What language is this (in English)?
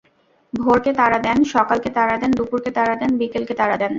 Bangla